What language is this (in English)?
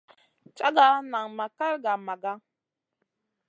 Masana